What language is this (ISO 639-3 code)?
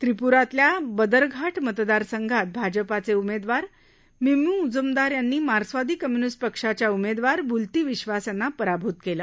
mar